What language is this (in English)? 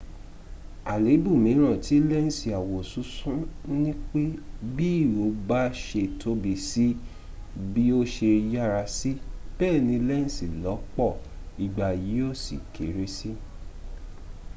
Yoruba